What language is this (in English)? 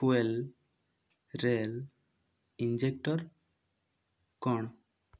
Odia